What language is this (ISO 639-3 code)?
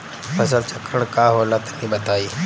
bho